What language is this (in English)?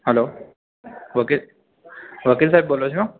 Gujarati